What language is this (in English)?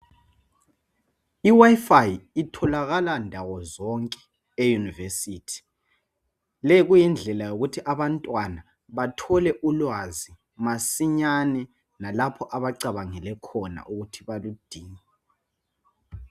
North Ndebele